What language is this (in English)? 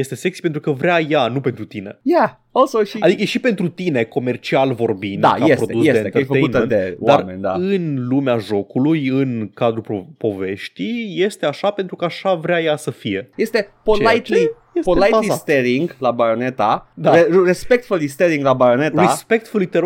Romanian